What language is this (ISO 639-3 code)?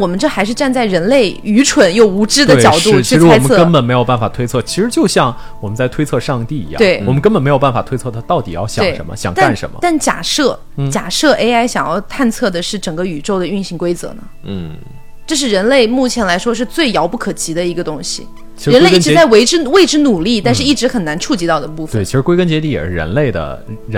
zho